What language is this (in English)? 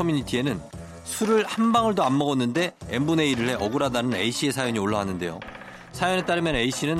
Korean